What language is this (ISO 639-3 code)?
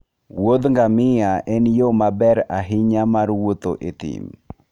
luo